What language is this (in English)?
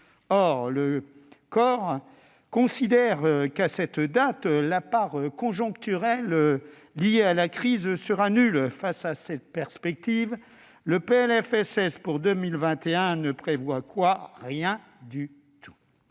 French